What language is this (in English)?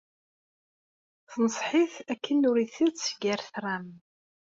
Kabyle